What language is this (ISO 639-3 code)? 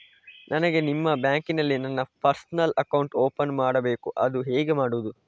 kan